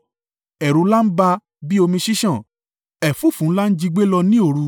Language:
Yoruba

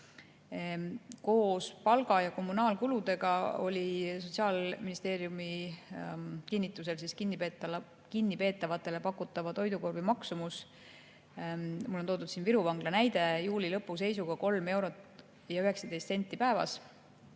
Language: Estonian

